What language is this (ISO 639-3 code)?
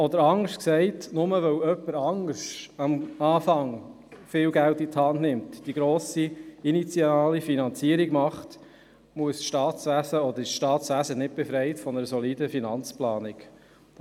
gsw